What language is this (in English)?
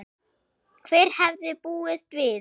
Icelandic